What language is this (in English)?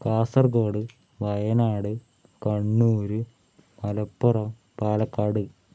Malayalam